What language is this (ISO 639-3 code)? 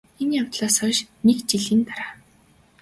mon